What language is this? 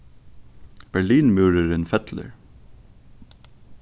Faroese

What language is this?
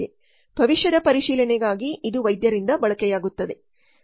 Kannada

